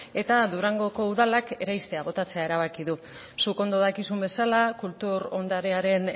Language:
Basque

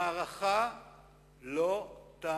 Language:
Hebrew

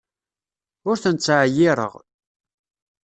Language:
Kabyle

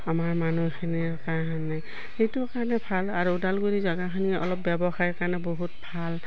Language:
Assamese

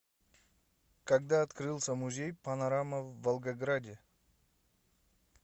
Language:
Russian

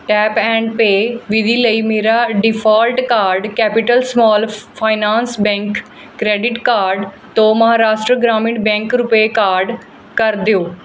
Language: Punjabi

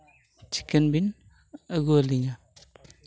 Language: Santali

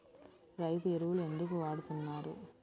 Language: Telugu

